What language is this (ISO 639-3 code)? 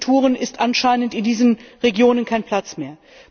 deu